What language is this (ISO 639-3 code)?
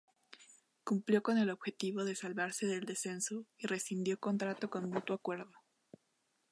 spa